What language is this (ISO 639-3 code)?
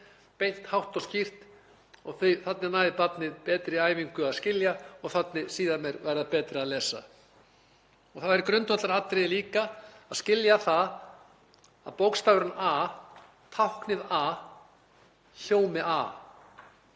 isl